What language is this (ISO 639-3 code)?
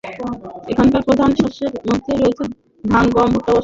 ben